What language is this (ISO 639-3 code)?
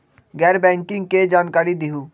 mag